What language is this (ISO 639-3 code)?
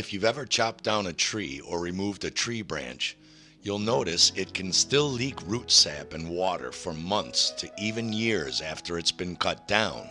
eng